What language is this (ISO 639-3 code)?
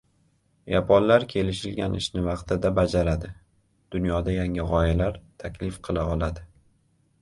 uzb